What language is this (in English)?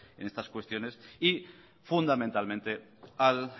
Spanish